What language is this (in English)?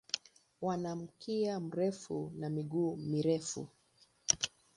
Swahili